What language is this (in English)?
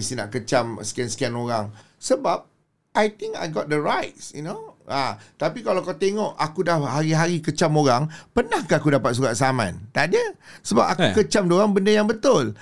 Malay